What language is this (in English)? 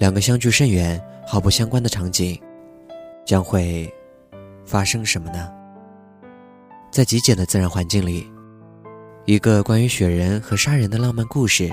Chinese